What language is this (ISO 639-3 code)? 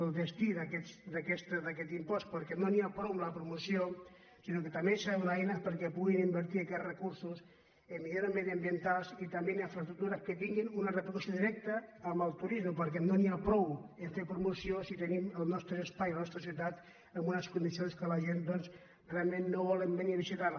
cat